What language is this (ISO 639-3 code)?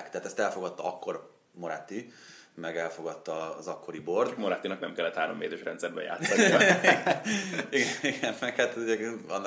hun